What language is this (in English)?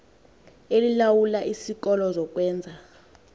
Xhosa